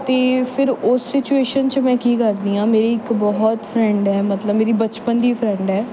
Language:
Punjabi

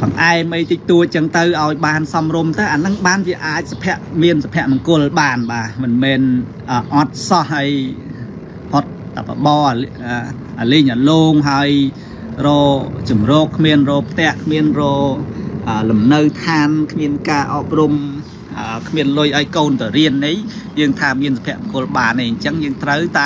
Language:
Thai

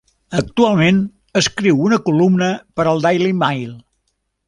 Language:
Catalan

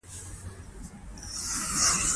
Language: Pashto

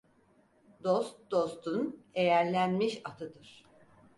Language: Turkish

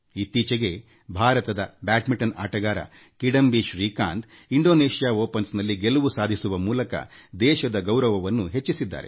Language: Kannada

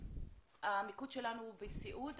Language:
Hebrew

